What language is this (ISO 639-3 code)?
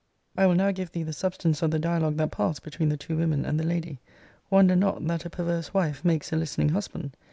eng